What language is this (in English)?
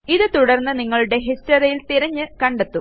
Malayalam